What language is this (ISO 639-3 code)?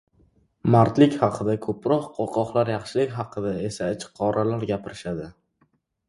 uzb